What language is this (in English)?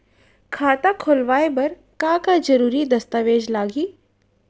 Chhattisgarhi